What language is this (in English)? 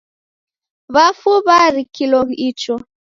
Taita